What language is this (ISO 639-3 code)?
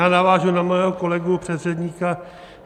ces